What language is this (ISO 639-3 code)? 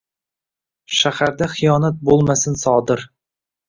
uzb